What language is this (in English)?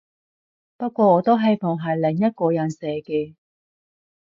Cantonese